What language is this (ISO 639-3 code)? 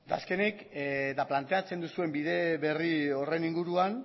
eus